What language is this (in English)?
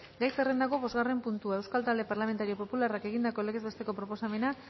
Basque